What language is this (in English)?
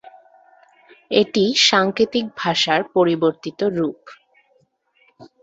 Bangla